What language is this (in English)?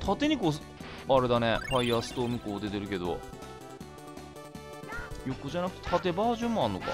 Japanese